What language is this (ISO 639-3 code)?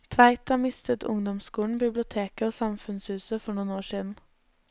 nor